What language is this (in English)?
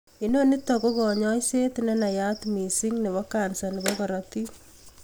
Kalenjin